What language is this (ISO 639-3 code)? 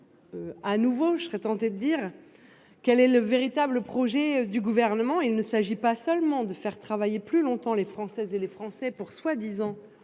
fra